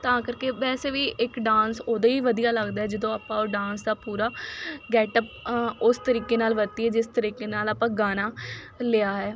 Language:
Punjabi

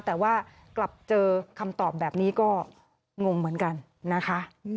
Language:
Thai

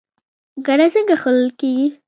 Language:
Pashto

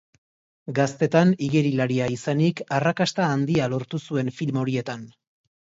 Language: Basque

